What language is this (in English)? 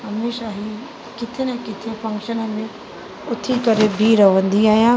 Sindhi